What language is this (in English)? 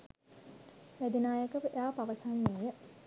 Sinhala